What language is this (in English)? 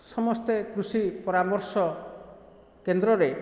Odia